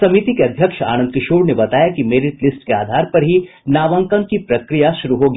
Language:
Hindi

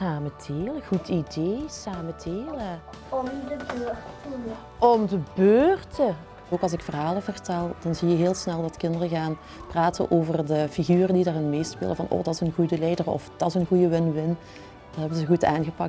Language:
Dutch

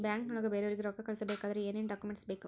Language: Kannada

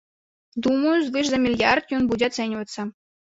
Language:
Belarusian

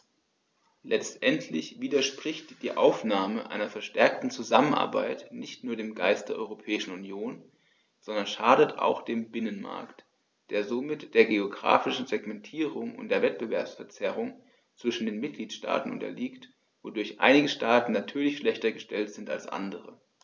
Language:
German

